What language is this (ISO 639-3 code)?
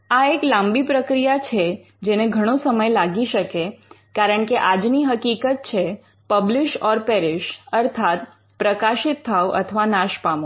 guj